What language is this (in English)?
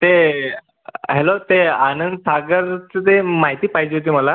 Marathi